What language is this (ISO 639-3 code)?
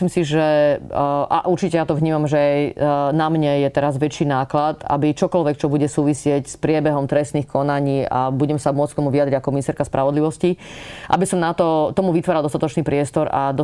slk